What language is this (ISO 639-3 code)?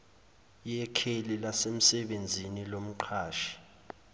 zul